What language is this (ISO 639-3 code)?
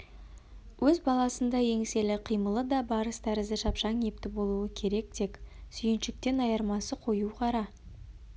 kaz